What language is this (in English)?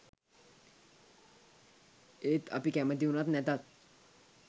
Sinhala